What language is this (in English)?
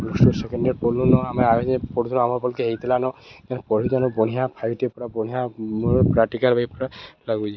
Odia